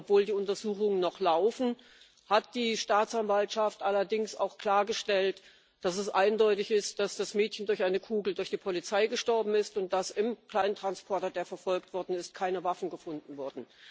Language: German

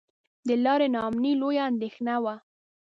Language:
Pashto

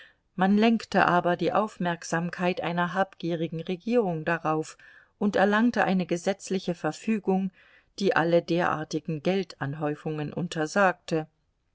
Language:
German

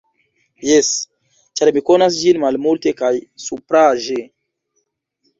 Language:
Esperanto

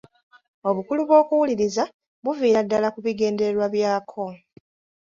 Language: Ganda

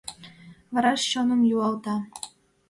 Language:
Mari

